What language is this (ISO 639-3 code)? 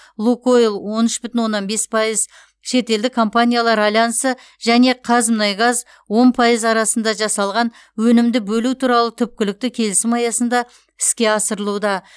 kaz